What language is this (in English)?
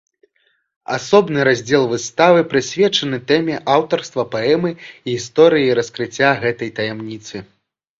Belarusian